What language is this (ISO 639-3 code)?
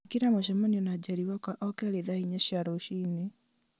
kik